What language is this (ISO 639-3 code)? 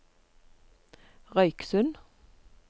nor